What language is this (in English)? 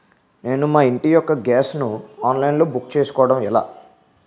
Telugu